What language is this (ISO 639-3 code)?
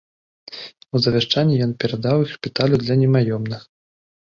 bel